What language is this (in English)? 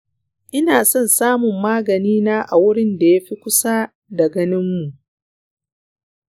Hausa